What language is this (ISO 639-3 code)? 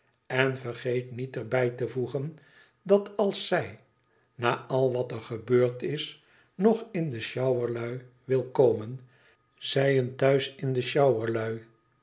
nld